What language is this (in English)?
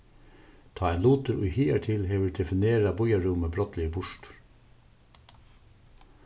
Faroese